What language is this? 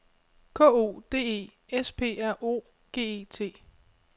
Danish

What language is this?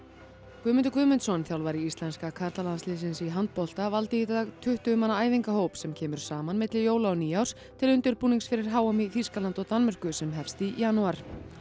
Icelandic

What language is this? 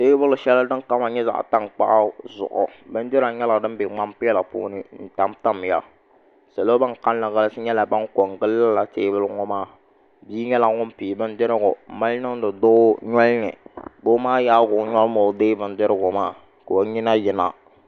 Dagbani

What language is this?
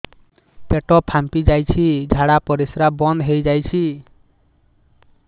Odia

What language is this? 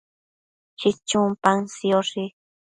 Matsés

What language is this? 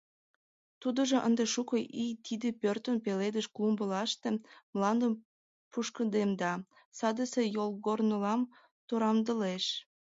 Mari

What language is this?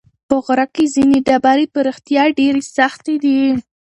Pashto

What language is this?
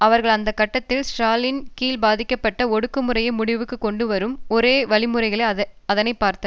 Tamil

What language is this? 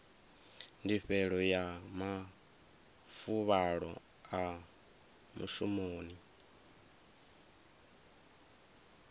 Venda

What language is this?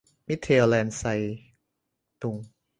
Thai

